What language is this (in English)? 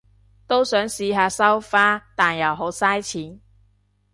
Cantonese